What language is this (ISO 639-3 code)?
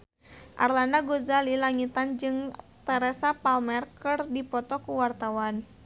sun